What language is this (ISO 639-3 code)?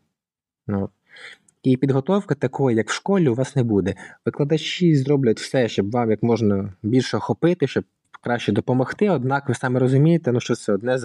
ukr